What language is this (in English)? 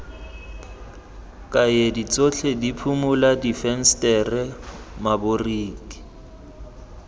Tswana